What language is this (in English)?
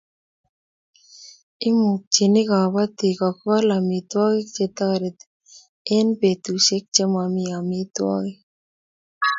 Kalenjin